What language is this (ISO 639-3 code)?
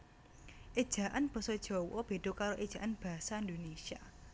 jav